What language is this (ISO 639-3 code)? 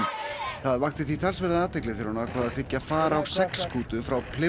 isl